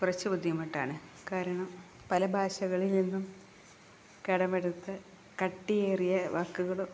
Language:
Malayalam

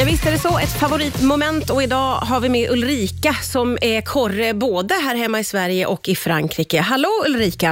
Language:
Swedish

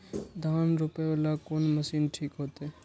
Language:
Maithili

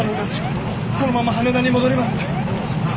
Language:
Japanese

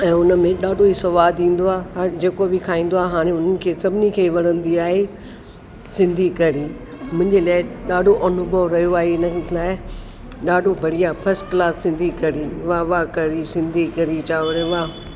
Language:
Sindhi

